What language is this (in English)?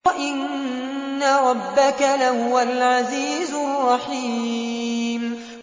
Arabic